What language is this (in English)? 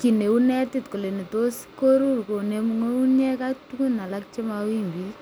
Kalenjin